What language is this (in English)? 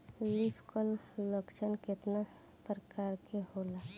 Bhojpuri